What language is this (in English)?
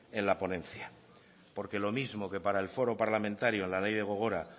Spanish